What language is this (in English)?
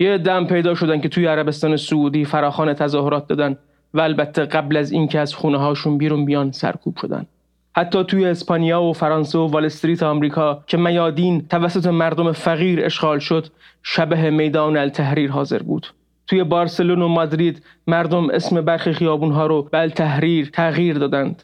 Persian